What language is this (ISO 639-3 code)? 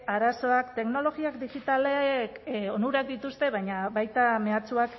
eus